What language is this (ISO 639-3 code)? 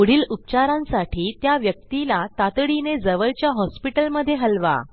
mar